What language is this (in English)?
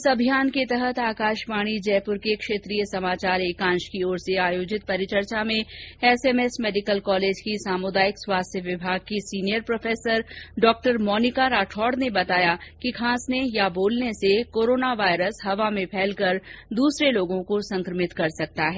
Hindi